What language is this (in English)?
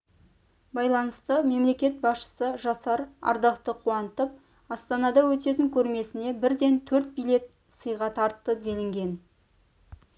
Kazakh